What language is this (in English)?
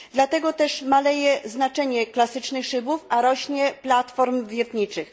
Polish